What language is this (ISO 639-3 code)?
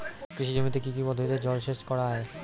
ben